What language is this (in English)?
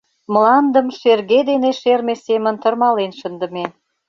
Mari